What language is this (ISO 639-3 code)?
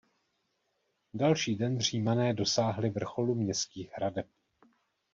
ces